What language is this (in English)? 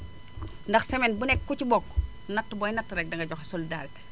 Wolof